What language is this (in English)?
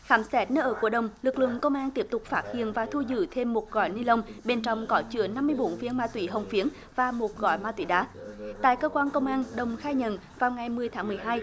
Vietnamese